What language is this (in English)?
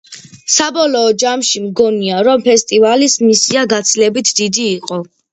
Georgian